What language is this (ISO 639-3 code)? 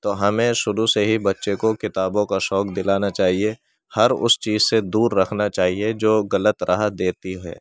urd